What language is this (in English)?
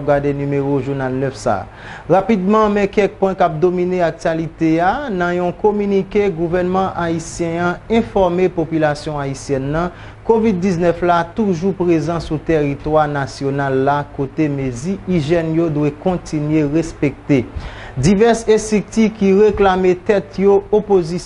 French